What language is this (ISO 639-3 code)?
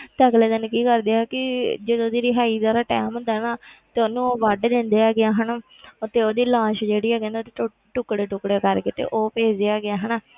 pan